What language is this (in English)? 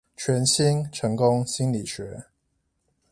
Chinese